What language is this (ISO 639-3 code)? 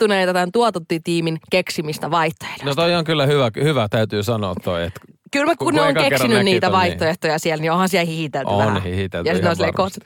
fin